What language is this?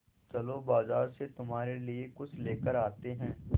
Hindi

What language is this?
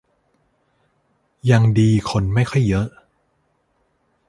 Thai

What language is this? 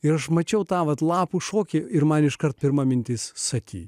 Lithuanian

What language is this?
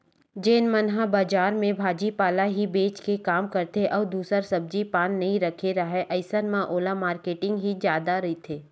Chhattisgarhi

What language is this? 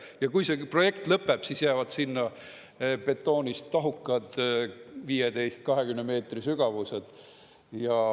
Estonian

